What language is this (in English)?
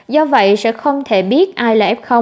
Vietnamese